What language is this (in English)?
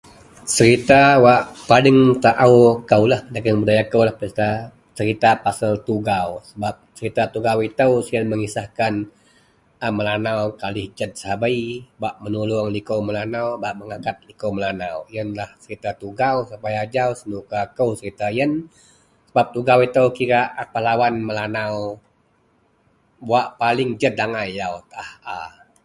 Central Melanau